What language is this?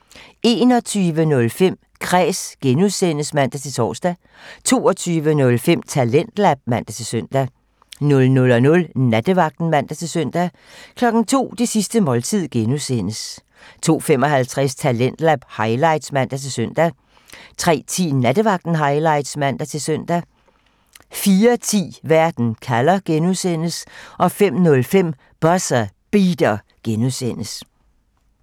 Danish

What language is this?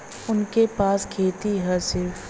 Bhojpuri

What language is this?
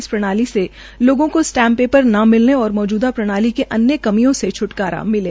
Hindi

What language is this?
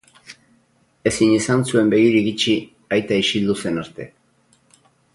Basque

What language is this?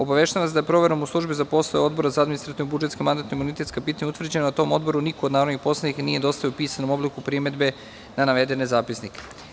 Serbian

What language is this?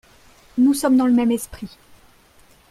French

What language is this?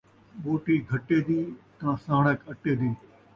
Saraiki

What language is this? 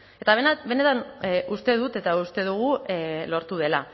Basque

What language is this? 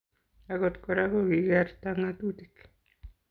Kalenjin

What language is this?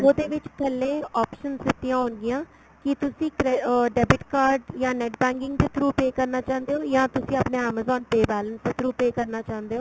Punjabi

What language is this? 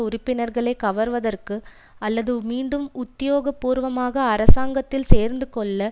Tamil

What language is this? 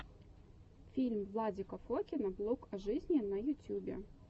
Russian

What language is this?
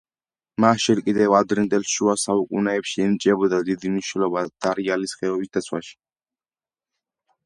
Georgian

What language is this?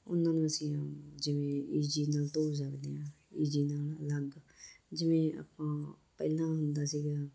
Punjabi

